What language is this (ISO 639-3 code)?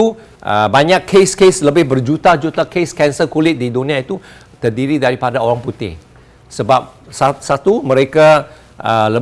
msa